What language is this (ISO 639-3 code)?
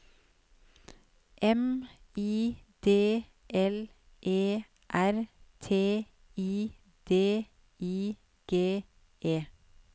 nor